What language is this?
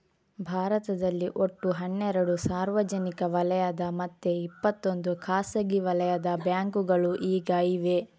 Kannada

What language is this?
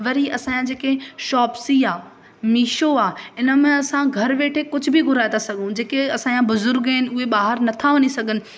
Sindhi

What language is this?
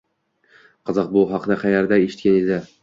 Uzbek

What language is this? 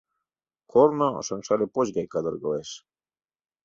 Mari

